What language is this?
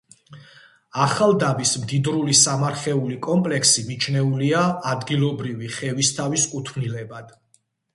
Georgian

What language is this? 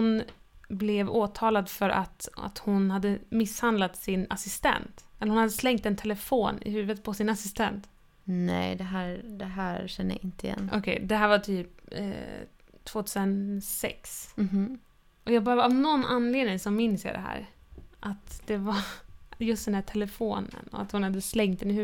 Swedish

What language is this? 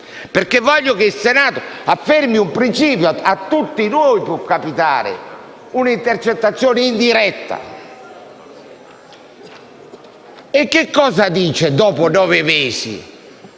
Italian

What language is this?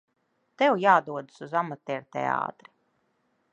Latvian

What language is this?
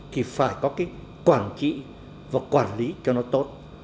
Vietnamese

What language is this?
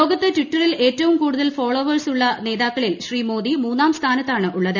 Malayalam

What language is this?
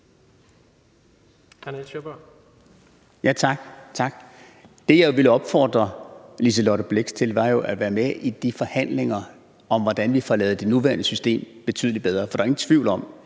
Danish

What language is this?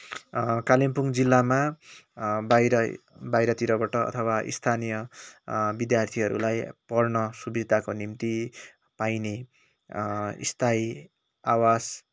Nepali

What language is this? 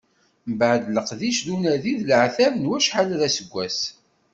Kabyle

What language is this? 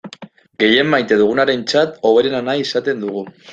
Basque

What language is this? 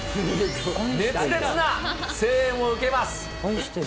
Japanese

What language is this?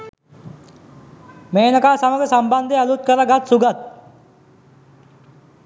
Sinhala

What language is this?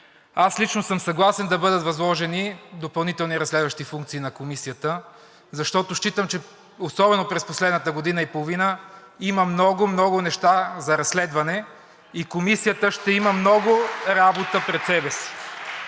Bulgarian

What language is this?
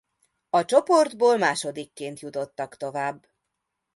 Hungarian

